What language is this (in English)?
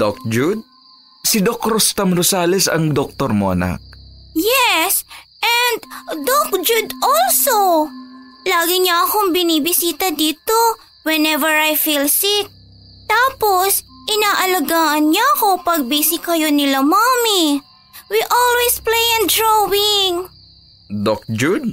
Filipino